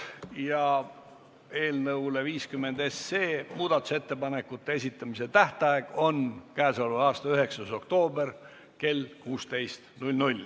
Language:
Estonian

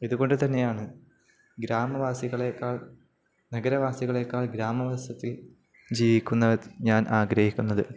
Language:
Malayalam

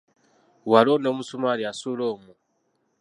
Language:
Ganda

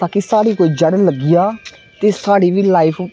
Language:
Dogri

